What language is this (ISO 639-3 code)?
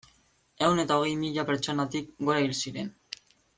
eus